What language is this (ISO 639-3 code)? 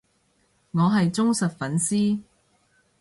yue